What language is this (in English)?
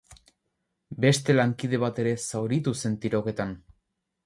Basque